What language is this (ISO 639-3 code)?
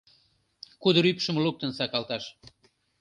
chm